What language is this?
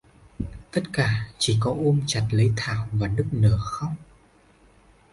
Vietnamese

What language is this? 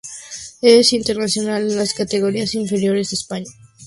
Spanish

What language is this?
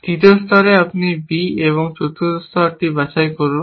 Bangla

